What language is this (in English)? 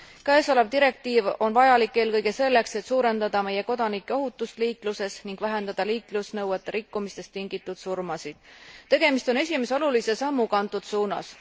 Estonian